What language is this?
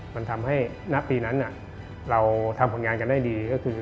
Thai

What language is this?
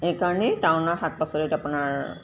Assamese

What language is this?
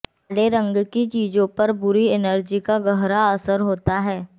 Hindi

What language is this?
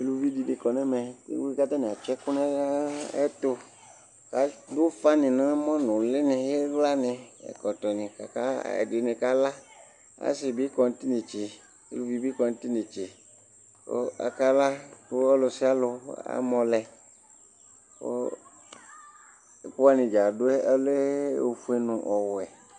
Ikposo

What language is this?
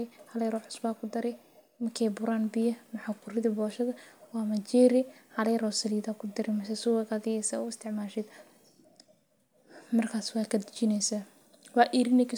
Somali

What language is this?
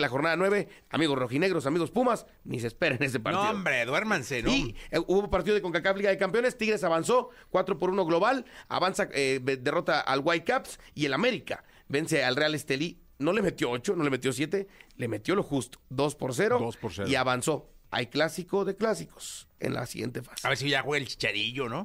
Spanish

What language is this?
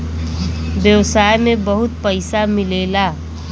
Bhojpuri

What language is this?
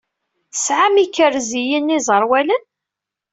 Kabyle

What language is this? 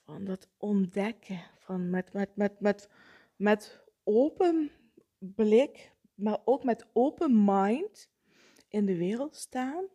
Dutch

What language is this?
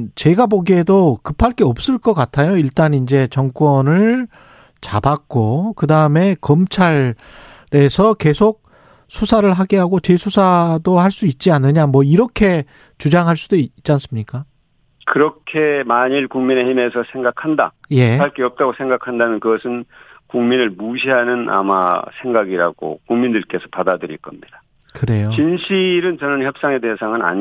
Korean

